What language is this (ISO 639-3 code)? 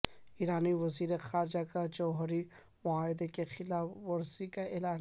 urd